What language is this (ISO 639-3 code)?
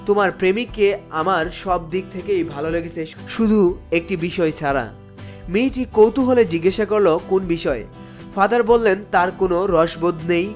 ben